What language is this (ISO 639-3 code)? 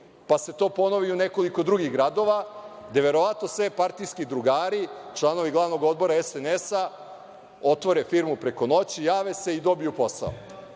srp